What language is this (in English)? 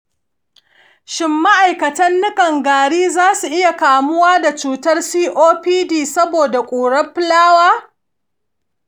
Hausa